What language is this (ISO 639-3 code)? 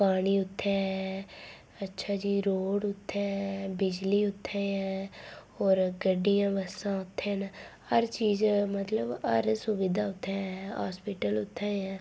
doi